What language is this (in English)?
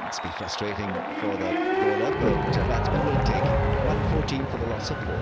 English